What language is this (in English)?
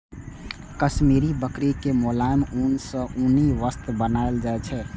Maithili